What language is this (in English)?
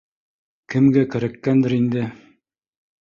Bashkir